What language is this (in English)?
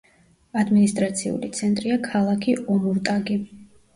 Georgian